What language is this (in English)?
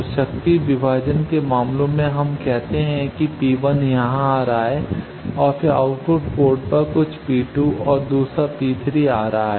Hindi